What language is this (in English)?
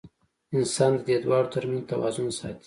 Pashto